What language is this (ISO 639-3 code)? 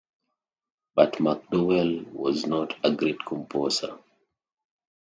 eng